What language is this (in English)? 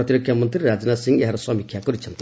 Odia